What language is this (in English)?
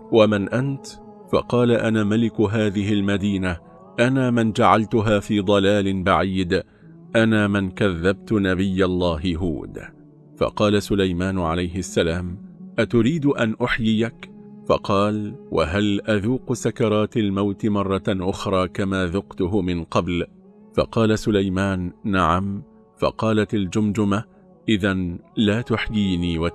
Arabic